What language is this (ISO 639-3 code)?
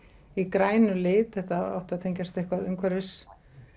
isl